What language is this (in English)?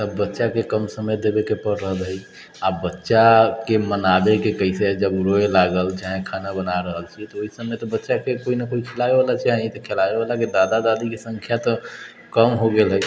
Maithili